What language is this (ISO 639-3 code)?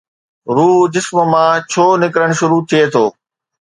snd